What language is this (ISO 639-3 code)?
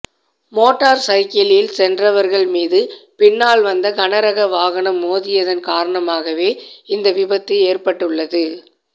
tam